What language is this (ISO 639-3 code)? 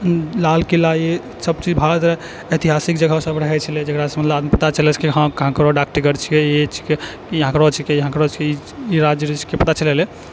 mai